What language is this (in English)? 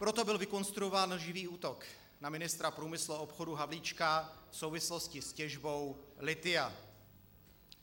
Czech